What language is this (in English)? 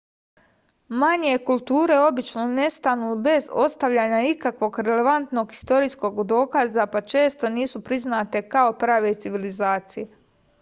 Serbian